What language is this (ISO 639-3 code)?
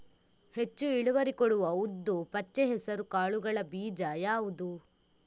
kan